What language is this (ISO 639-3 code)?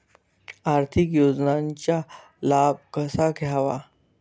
mar